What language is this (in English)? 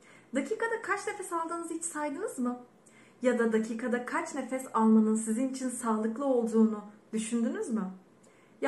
Turkish